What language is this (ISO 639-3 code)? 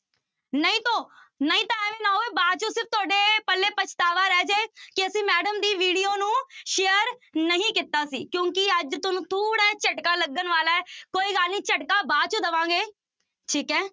pan